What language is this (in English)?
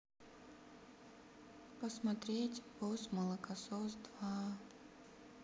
Russian